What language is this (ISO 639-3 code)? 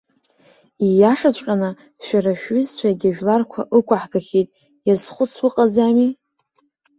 abk